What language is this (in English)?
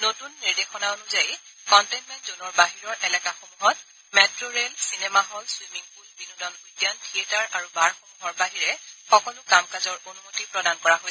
Assamese